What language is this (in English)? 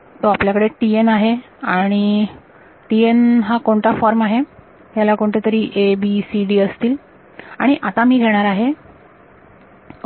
Marathi